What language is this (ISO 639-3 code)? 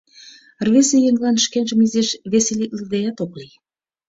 chm